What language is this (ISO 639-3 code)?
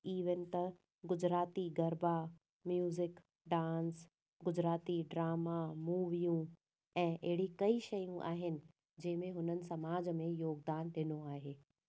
snd